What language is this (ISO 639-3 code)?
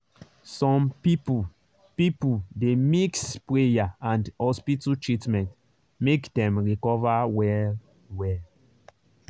pcm